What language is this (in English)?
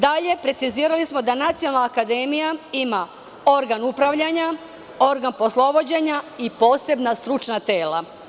Serbian